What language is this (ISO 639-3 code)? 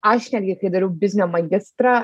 lit